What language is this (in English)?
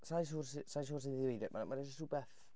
Welsh